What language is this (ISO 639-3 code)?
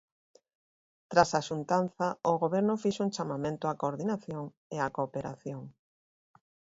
glg